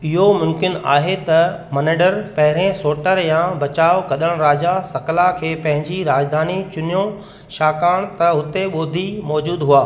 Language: Sindhi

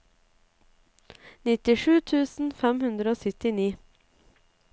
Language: Norwegian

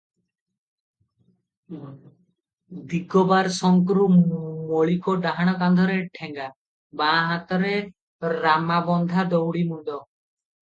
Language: Odia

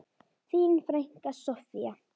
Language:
Icelandic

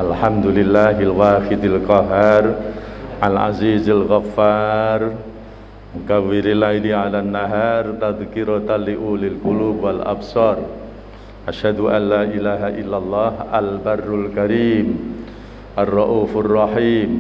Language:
Indonesian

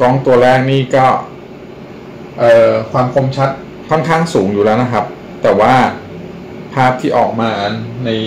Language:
Thai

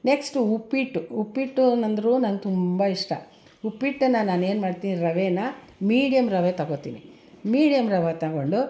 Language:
Kannada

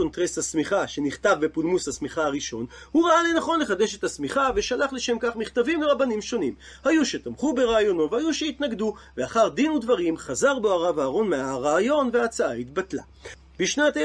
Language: Hebrew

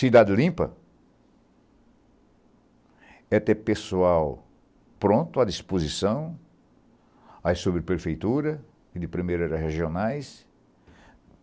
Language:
Portuguese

